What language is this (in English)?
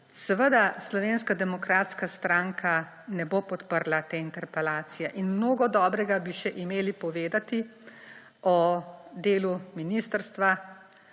Slovenian